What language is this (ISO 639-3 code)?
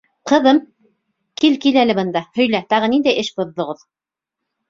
bak